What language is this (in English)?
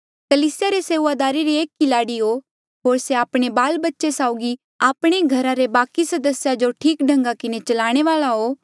Mandeali